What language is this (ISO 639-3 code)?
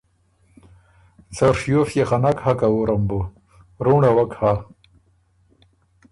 oru